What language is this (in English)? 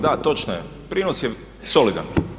Croatian